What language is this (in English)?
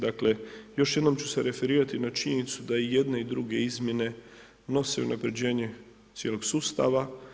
Croatian